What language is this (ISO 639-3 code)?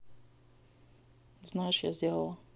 rus